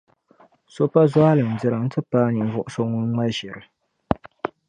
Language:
Dagbani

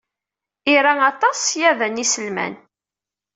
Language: Kabyle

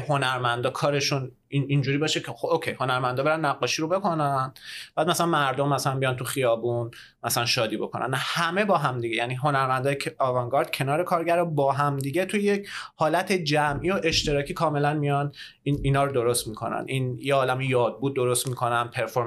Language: Persian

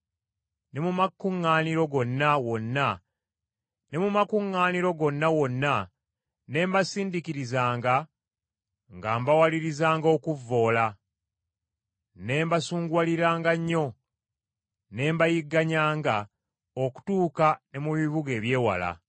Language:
Ganda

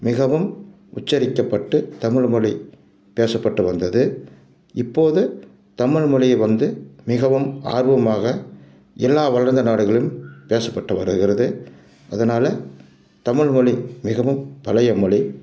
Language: Tamil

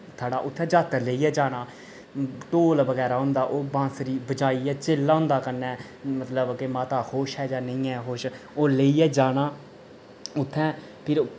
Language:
Dogri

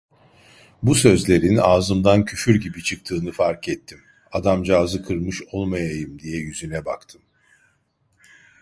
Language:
Turkish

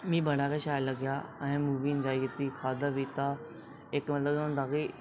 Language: Dogri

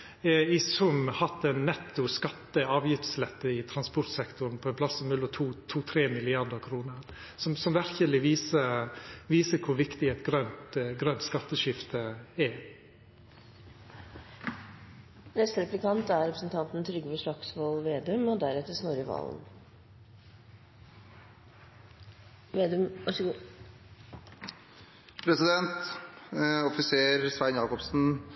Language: Norwegian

